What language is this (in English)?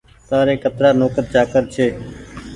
Goaria